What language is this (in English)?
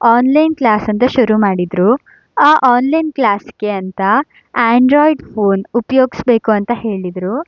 Kannada